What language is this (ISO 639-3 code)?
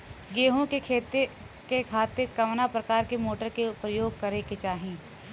bho